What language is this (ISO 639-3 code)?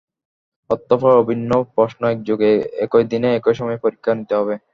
ben